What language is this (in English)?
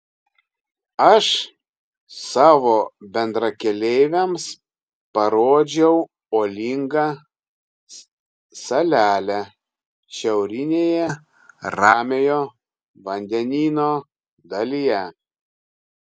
Lithuanian